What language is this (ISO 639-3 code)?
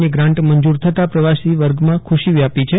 guj